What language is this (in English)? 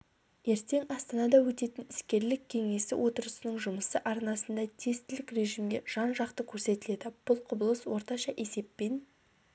Kazakh